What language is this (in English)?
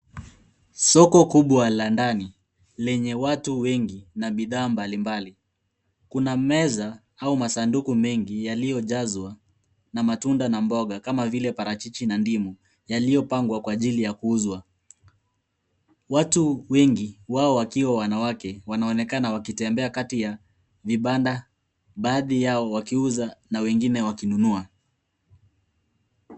Swahili